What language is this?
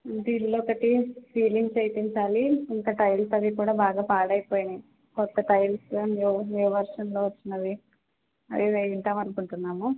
Telugu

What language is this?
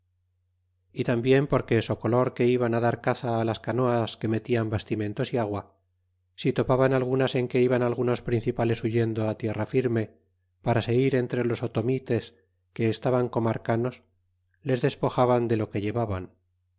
Spanish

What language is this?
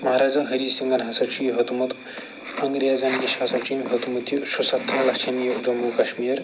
Kashmiri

